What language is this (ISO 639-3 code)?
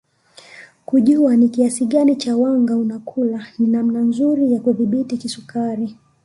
swa